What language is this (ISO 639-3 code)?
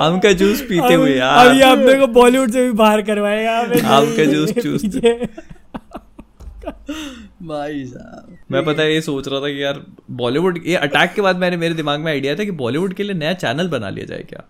hin